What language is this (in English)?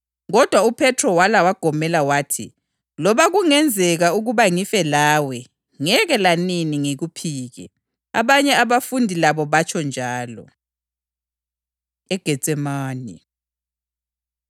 North Ndebele